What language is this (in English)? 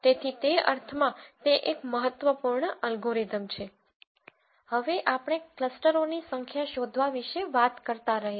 Gujarati